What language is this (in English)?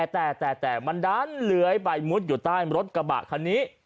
Thai